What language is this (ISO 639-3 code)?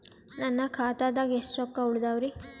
kan